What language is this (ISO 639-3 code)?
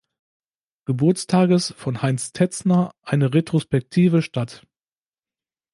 deu